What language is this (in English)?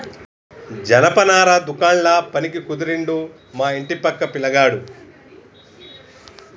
Telugu